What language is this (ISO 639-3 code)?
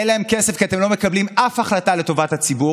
heb